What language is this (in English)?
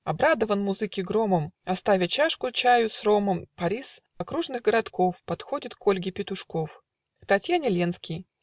Russian